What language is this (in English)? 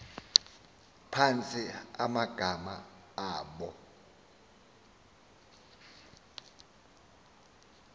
Xhosa